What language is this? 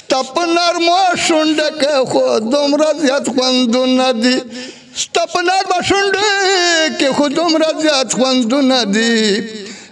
Romanian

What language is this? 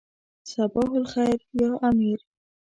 Pashto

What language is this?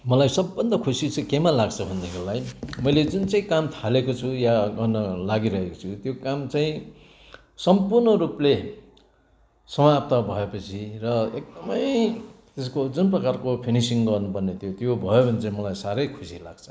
Nepali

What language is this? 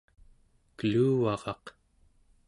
Central Yupik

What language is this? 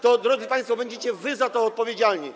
Polish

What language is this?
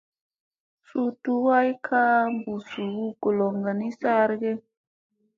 Musey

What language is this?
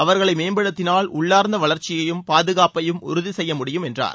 Tamil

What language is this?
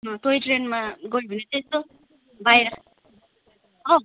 Nepali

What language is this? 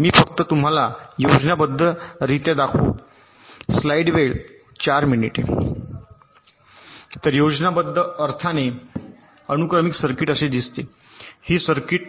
Marathi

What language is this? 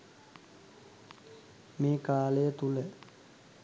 Sinhala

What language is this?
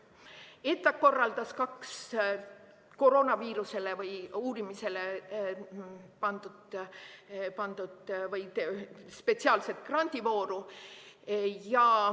Estonian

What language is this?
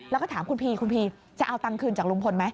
Thai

